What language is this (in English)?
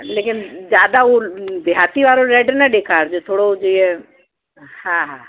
Sindhi